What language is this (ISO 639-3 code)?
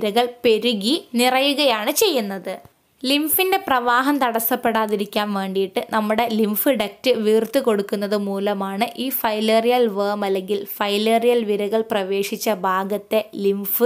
mal